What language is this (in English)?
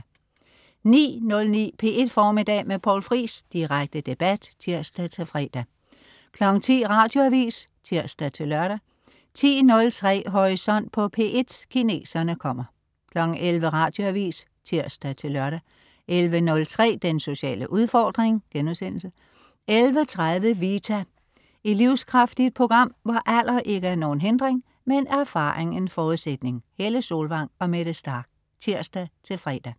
Danish